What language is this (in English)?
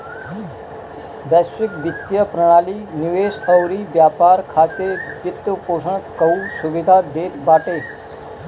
Bhojpuri